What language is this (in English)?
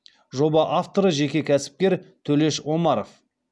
Kazakh